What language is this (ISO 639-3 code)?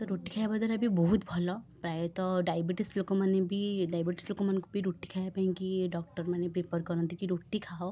ori